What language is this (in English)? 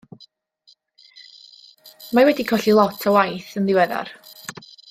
Welsh